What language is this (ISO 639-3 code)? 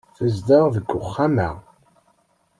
kab